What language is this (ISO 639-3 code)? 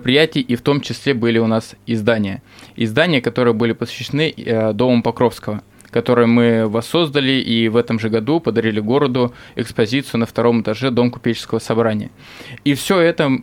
rus